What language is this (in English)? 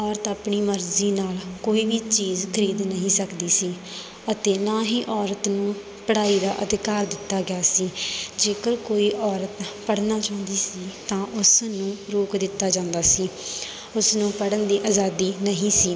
Punjabi